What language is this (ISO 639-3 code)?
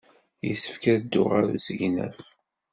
kab